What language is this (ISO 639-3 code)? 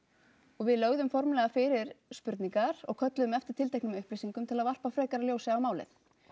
isl